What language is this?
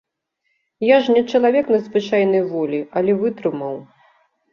Belarusian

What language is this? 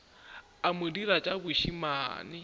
Northern Sotho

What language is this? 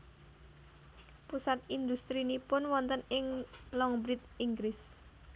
Javanese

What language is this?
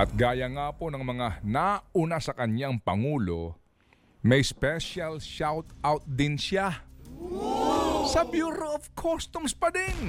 Filipino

